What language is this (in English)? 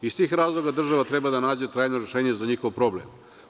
Serbian